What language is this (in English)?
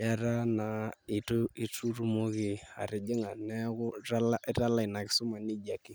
Masai